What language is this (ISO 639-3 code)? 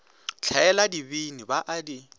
nso